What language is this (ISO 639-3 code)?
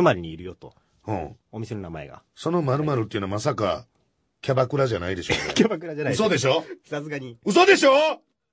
jpn